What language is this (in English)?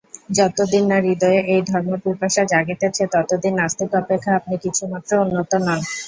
Bangla